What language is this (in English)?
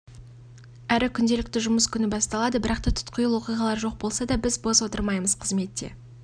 Kazakh